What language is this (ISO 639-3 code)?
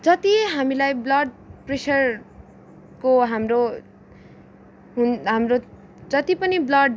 nep